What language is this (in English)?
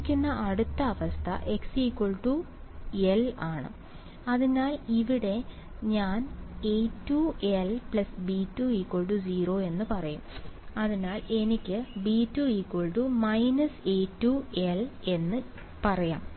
Malayalam